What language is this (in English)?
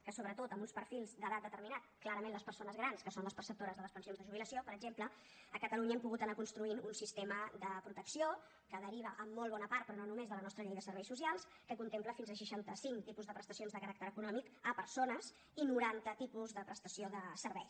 Catalan